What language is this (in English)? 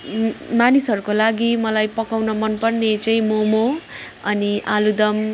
Nepali